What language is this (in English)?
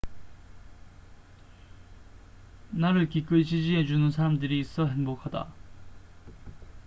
Korean